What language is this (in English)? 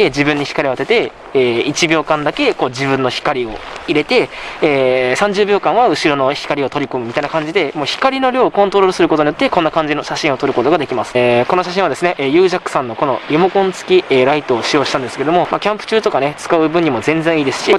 Japanese